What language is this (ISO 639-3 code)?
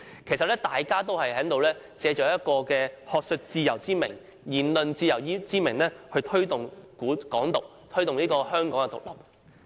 yue